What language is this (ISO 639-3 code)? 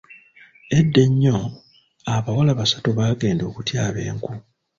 lug